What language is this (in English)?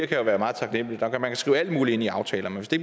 Danish